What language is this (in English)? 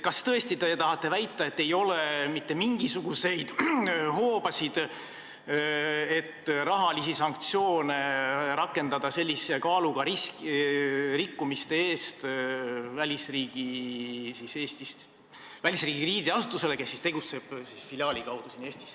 Estonian